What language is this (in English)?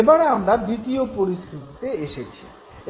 Bangla